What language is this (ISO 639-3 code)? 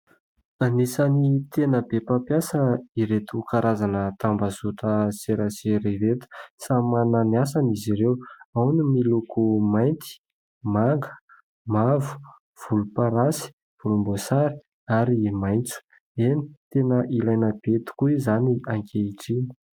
mlg